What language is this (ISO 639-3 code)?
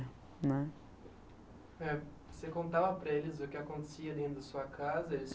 por